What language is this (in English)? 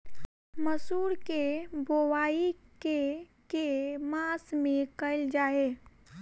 Maithili